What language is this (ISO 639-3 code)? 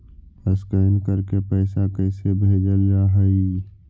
mag